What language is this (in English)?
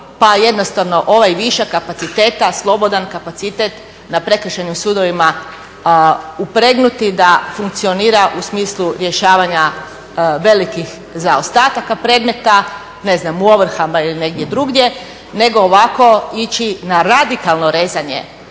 Croatian